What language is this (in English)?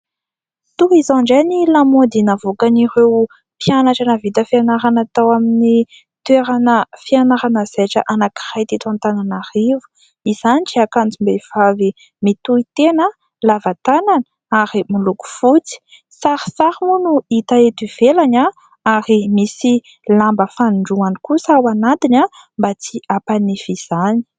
Malagasy